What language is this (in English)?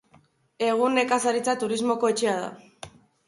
Basque